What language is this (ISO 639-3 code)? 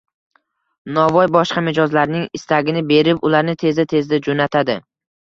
uzb